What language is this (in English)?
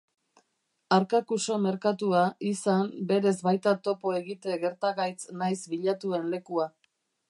Basque